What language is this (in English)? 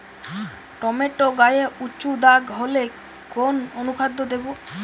Bangla